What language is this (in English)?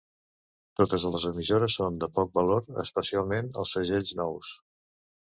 Catalan